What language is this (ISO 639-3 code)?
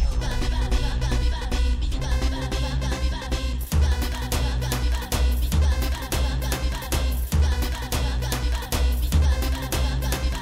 tur